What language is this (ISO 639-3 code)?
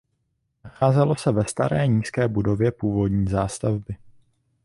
ces